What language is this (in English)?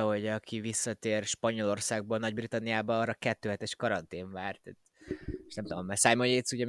Hungarian